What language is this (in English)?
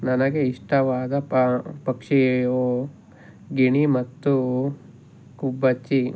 Kannada